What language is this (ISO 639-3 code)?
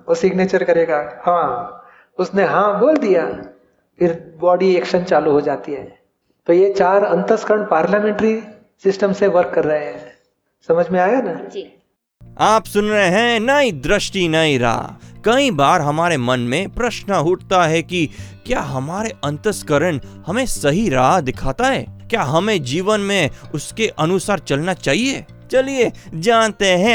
hin